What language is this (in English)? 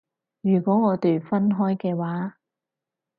Cantonese